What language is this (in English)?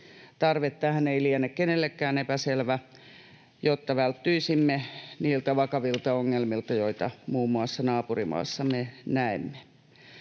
Finnish